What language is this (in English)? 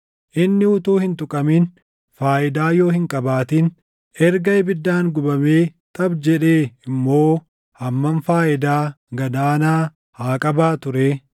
Oromo